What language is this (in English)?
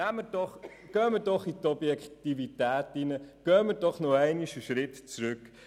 Swiss German